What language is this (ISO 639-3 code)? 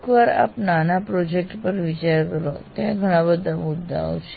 guj